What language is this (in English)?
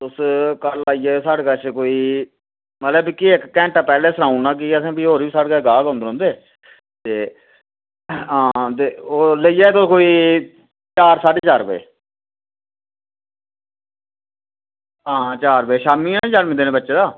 Dogri